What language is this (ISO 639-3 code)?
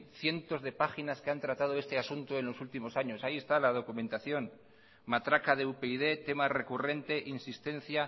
spa